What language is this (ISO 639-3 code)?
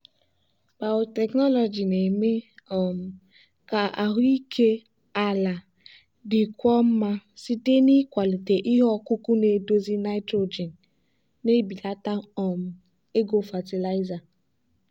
ibo